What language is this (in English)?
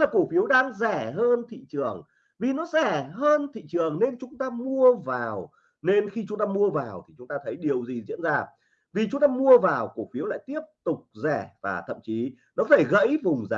Vietnamese